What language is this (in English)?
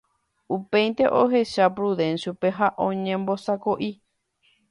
Guarani